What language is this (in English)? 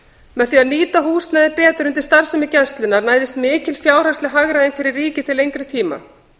Icelandic